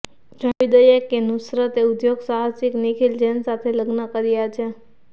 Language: Gujarati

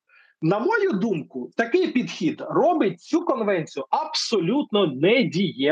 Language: Ukrainian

